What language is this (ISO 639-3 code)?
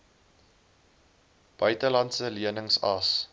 afr